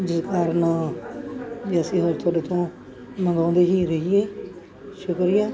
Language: Punjabi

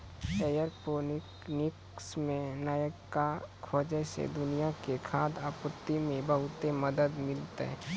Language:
Maithili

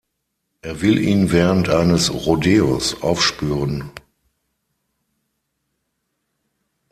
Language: German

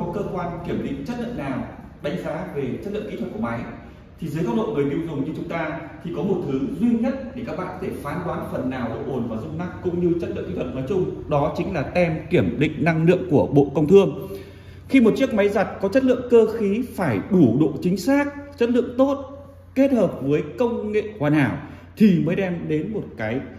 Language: Vietnamese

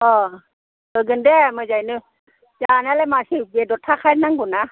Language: Bodo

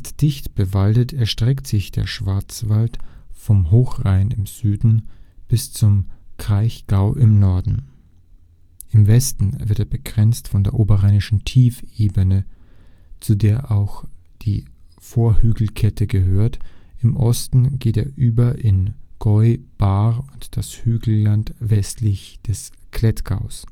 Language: German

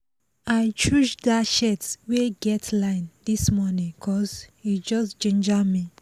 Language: Nigerian Pidgin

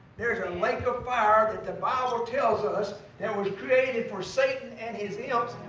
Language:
English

